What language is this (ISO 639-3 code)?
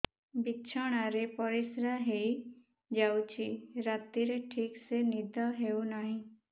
ori